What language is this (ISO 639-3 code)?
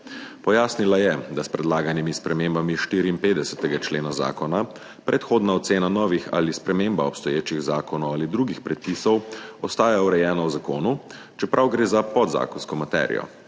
slv